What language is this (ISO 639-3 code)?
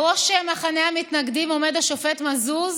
heb